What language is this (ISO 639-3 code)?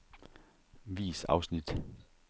dan